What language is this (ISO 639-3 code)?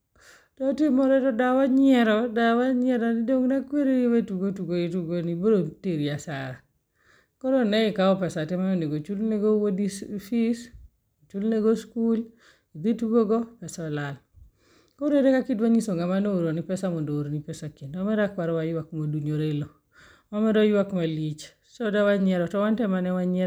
luo